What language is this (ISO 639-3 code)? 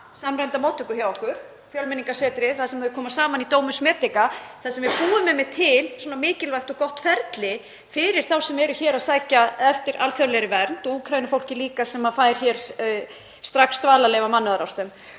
isl